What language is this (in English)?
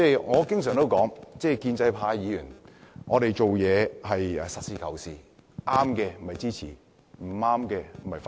Cantonese